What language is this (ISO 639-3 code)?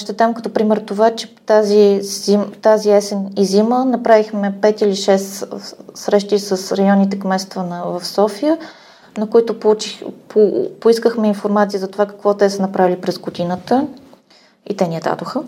bul